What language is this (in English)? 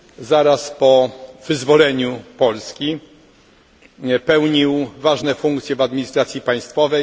Polish